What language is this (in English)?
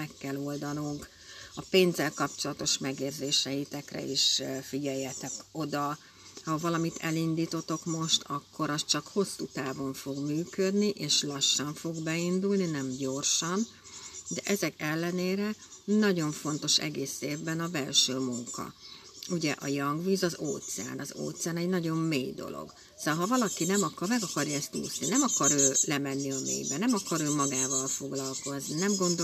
Hungarian